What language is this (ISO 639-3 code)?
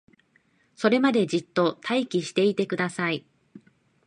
jpn